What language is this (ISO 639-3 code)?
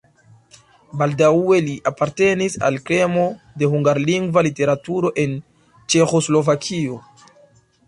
epo